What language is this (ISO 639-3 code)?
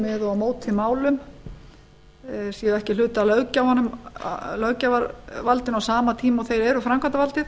isl